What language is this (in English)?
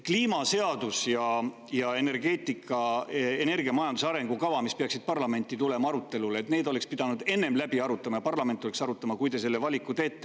Estonian